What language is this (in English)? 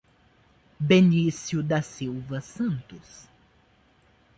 Portuguese